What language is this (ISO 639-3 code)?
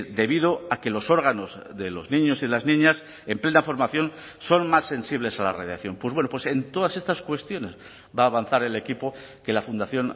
spa